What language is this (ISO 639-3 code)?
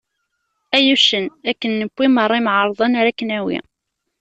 kab